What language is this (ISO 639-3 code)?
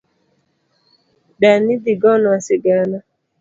luo